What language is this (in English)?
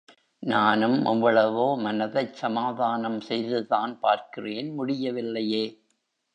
Tamil